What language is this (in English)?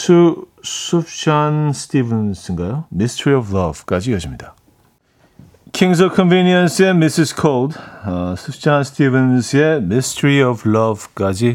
Korean